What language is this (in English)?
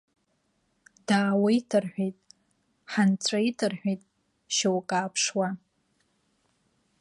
Abkhazian